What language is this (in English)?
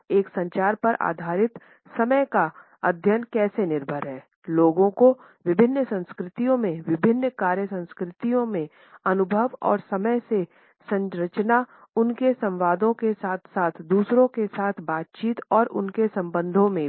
Hindi